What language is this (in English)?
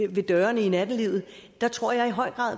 Danish